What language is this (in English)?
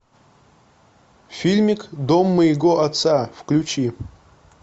Russian